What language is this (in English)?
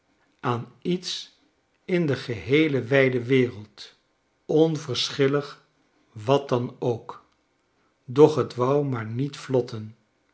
Dutch